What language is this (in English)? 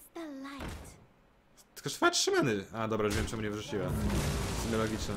Polish